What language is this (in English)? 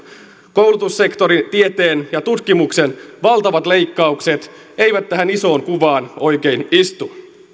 Finnish